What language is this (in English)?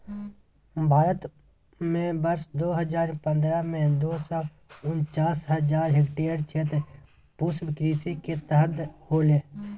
Magahi